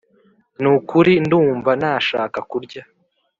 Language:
Kinyarwanda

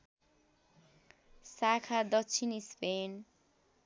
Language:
Nepali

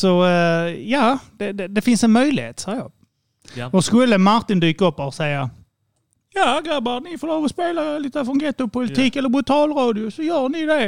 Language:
Swedish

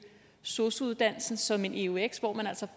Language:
Danish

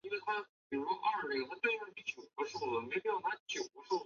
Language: Chinese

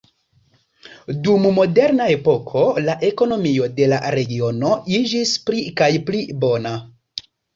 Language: Esperanto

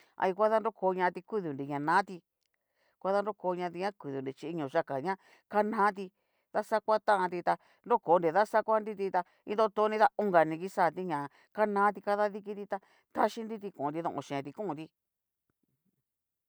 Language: Cacaloxtepec Mixtec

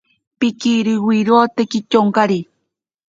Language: Ashéninka Perené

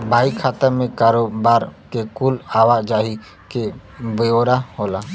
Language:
Bhojpuri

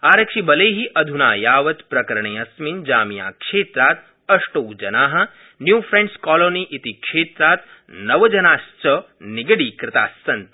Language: Sanskrit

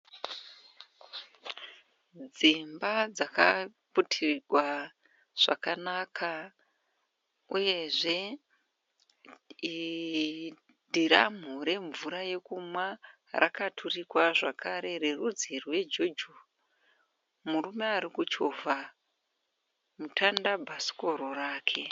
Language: Shona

